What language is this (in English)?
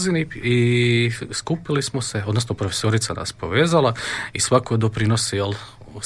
Croatian